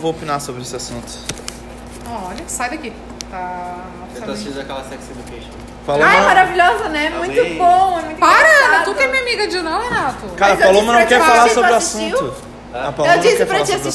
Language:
Portuguese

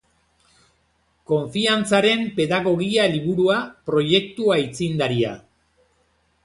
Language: Basque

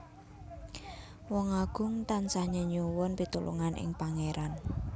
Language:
Javanese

